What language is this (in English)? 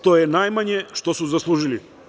Serbian